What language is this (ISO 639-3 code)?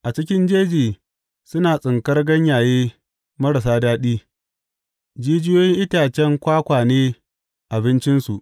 hau